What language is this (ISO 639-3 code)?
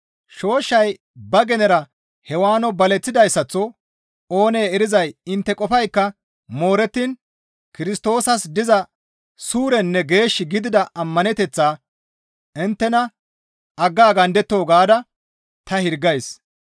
gmv